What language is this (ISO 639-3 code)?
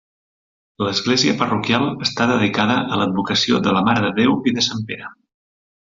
cat